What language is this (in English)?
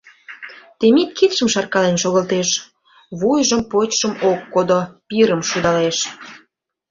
Mari